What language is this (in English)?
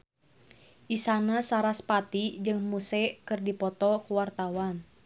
Sundanese